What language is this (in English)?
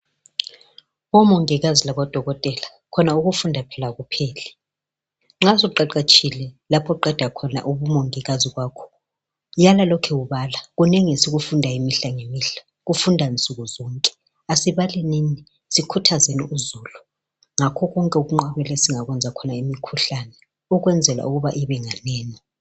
North Ndebele